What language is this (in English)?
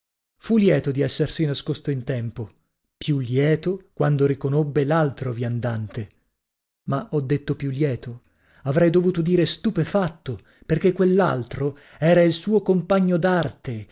Italian